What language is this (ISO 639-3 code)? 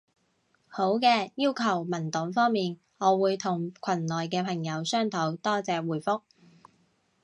yue